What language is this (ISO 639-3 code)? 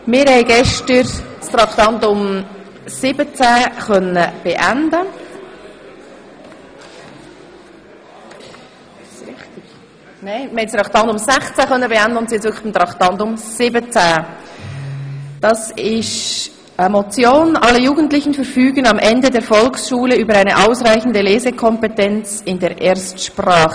gsw